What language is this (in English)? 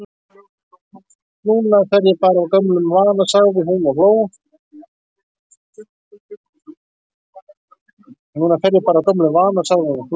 Icelandic